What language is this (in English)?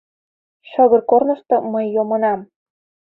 Mari